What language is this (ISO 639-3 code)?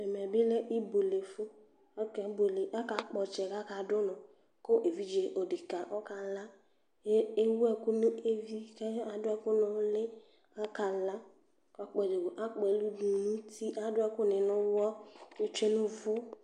kpo